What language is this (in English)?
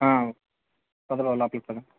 Telugu